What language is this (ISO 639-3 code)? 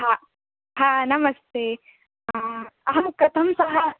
san